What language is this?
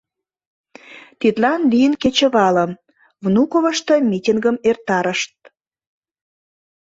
Mari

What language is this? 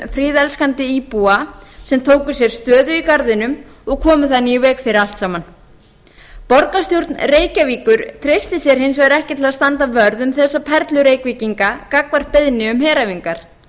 Icelandic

